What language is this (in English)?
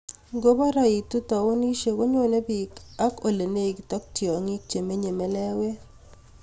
Kalenjin